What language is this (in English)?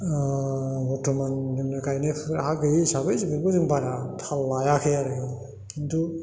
Bodo